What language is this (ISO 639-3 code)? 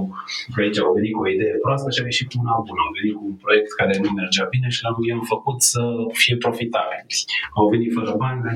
ron